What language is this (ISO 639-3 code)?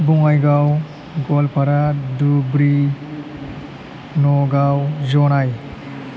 brx